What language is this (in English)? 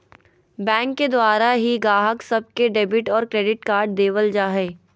Magahi